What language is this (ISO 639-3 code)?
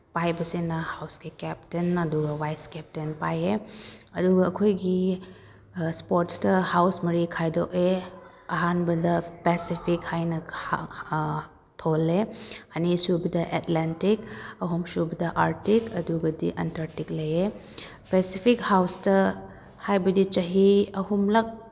mni